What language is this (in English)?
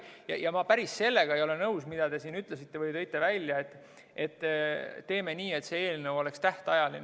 Estonian